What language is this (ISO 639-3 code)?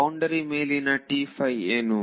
kan